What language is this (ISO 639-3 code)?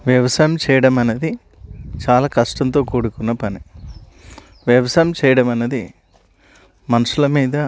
tel